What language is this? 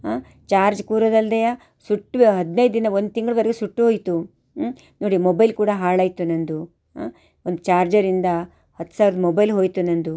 Kannada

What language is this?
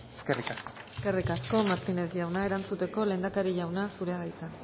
Basque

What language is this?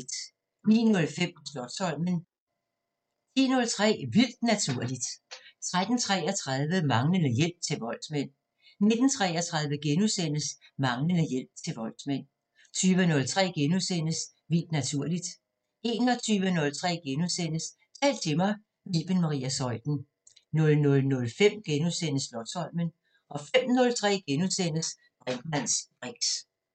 Danish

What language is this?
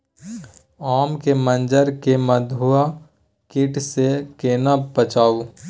Maithili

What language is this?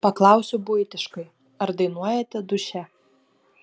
Lithuanian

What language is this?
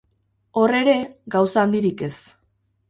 Basque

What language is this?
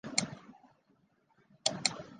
Chinese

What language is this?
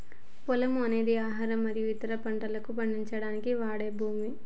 Telugu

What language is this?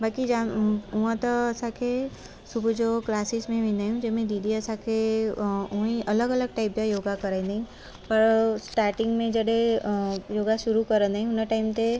Sindhi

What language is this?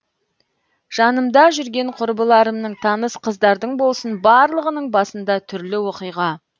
Kazakh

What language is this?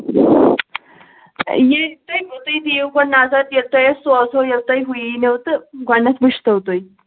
Kashmiri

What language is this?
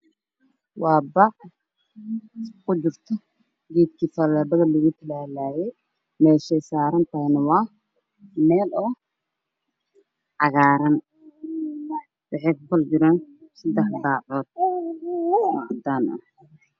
Somali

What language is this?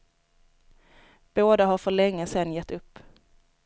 Swedish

